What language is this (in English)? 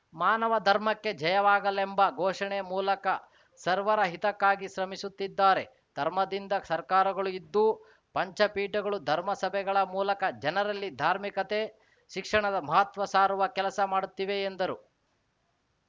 Kannada